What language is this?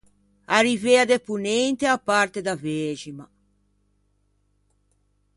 Ligurian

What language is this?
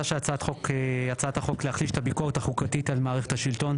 Hebrew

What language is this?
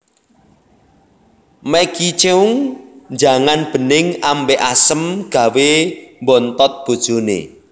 Javanese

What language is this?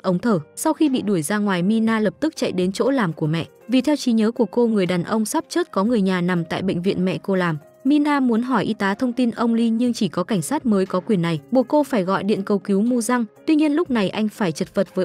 Vietnamese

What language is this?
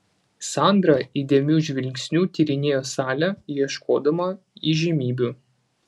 Lithuanian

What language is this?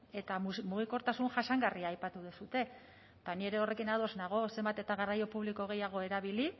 Basque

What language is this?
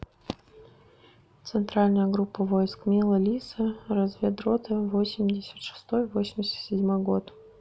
Russian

